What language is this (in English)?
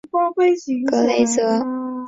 Chinese